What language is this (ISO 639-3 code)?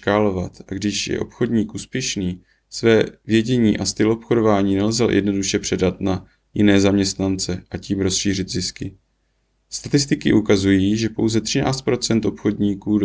ces